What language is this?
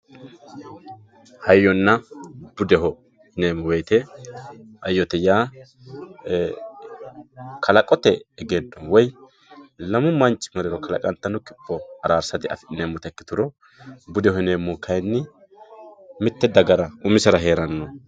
Sidamo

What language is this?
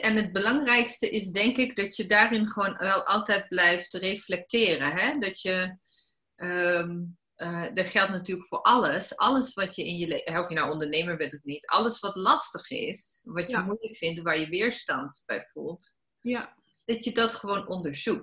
Dutch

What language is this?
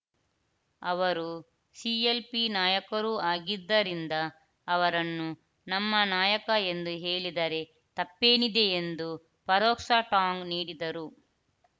Kannada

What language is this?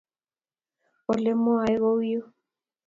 Kalenjin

